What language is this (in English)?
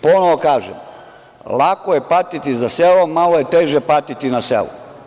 Serbian